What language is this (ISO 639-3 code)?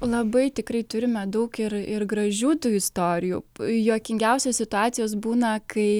lit